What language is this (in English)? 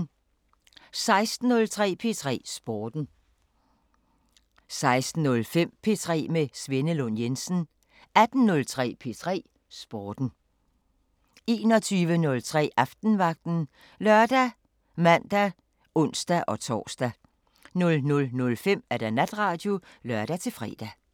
Danish